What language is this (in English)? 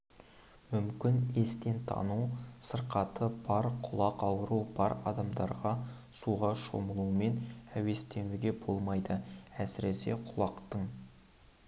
Kazakh